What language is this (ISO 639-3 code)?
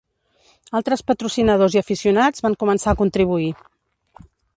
cat